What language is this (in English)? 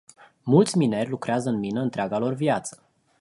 Romanian